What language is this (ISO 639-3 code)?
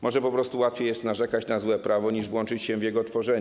pol